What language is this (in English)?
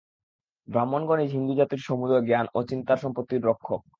Bangla